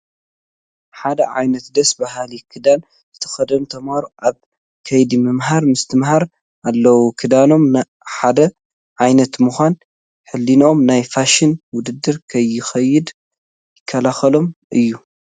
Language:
Tigrinya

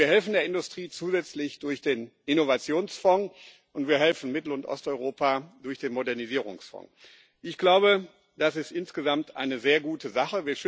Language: German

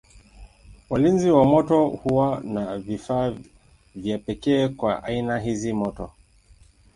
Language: Swahili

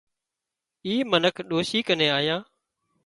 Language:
Wadiyara Koli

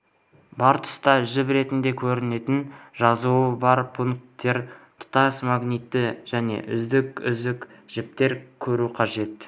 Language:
Kazakh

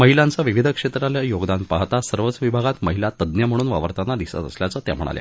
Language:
Marathi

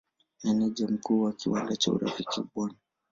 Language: Swahili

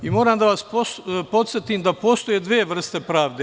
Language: Serbian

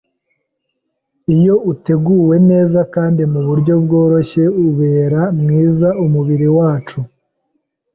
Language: Kinyarwanda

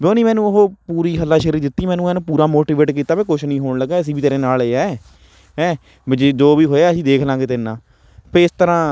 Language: Punjabi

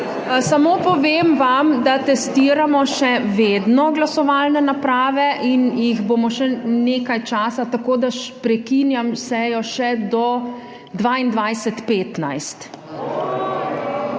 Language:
Slovenian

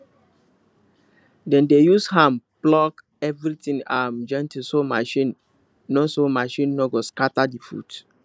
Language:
Nigerian Pidgin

